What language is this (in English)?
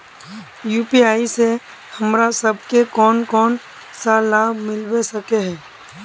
Magahi